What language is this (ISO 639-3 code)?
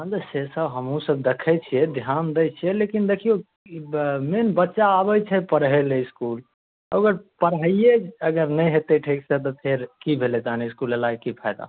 mai